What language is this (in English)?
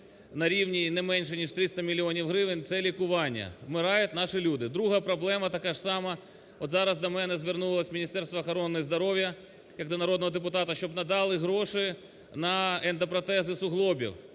Ukrainian